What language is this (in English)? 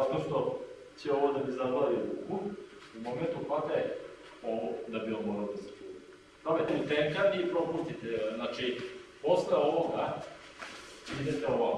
Portuguese